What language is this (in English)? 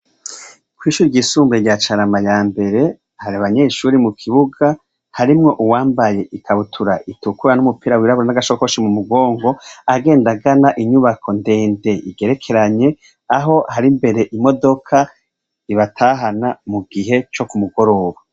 Rundi